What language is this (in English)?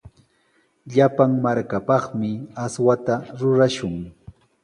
Sihuas Ancash Quechua